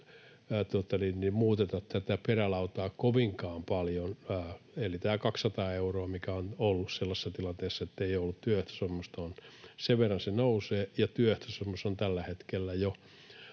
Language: Finnish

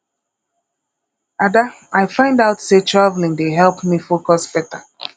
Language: Nigerian Pidgin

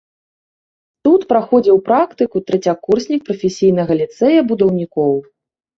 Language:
Belarusian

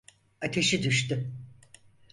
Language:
Turkish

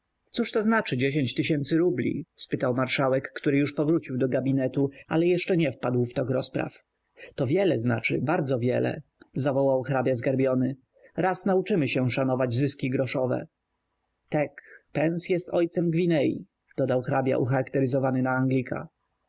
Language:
Polish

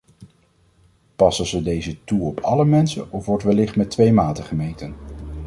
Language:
Dutch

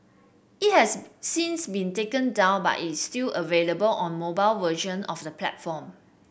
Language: English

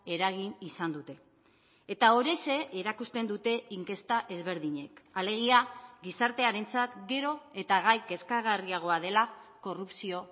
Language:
Basque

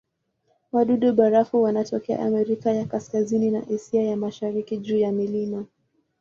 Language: Swahili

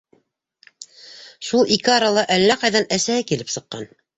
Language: Bashkir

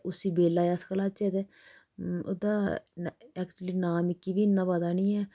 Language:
Dogri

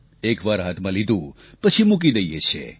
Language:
Gujarati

